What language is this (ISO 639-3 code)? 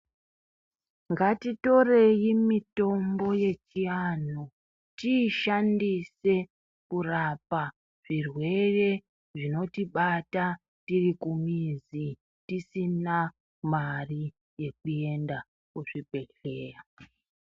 ndc